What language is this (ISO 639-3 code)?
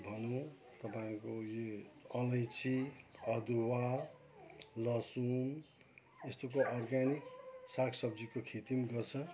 nep